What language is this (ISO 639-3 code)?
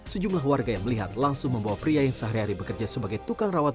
ind